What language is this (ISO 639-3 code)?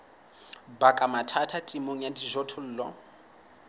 sot